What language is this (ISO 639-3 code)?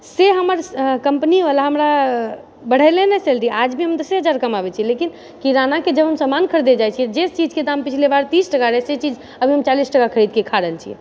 mai